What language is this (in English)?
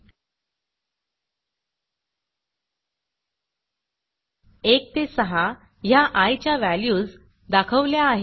Marathi